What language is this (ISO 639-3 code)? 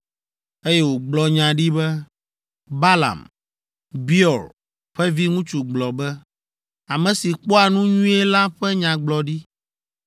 ewe